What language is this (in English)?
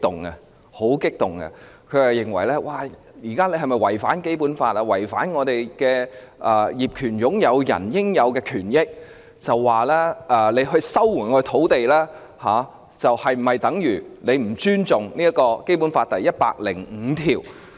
Cantonese